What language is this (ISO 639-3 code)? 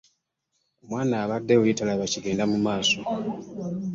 lug